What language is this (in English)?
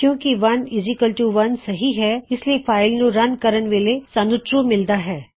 Punjabi